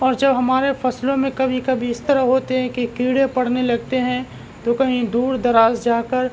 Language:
Urdu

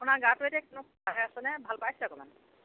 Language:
Assamese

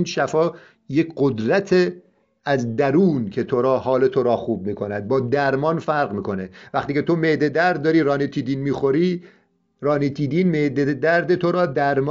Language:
Persian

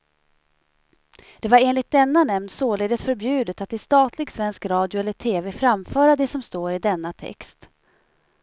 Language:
Swedish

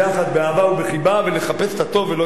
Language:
Hebrew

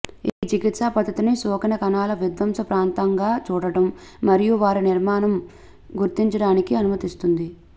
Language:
Telugu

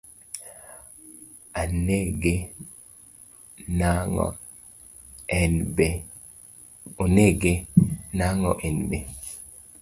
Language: Luo (Kenya and Tanzania)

